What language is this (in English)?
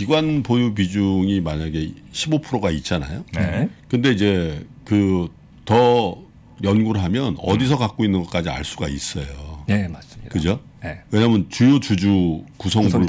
Korean